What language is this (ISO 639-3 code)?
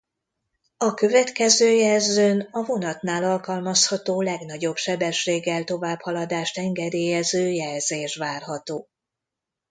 hun